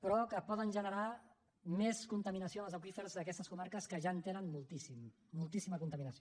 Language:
Catalan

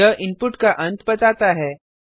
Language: Hindi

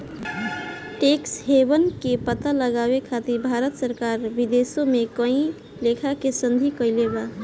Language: Bhojpuri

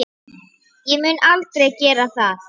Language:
Icelandic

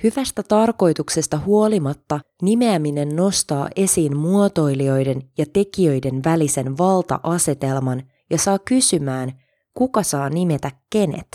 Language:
Finnish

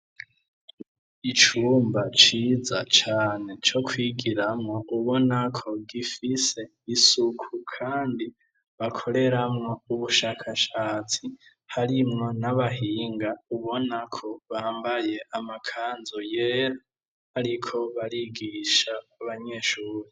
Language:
Rundi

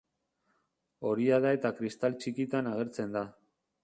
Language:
Basque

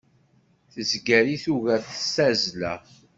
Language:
Kabyle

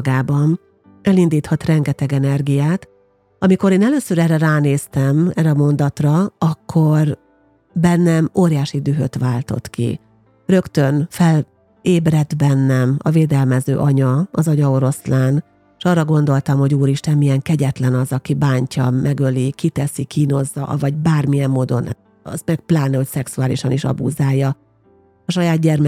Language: Hungarian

